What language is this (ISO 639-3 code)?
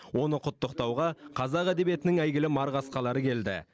kaz